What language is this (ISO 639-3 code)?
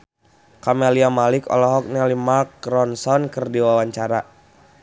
sun